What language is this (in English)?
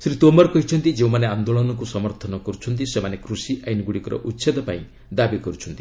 Odia